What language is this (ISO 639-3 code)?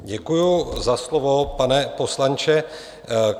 ces